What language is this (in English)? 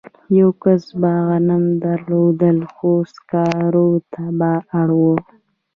Pashto